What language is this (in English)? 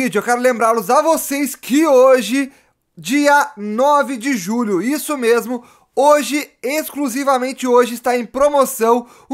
Portuguese